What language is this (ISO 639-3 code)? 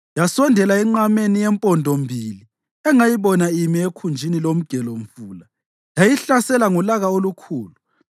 nde